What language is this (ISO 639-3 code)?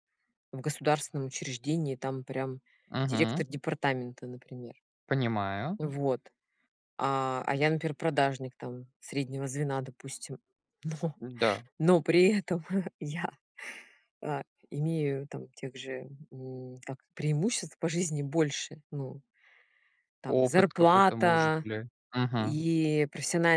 rus